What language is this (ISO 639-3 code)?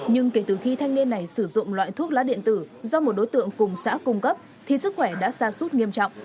vie